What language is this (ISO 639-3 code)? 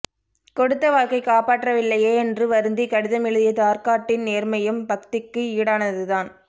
tam